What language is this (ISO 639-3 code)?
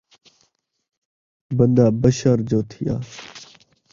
skr